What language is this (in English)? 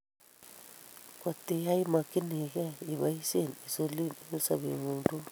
Kalenjin